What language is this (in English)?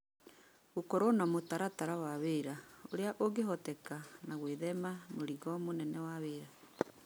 Kikuyu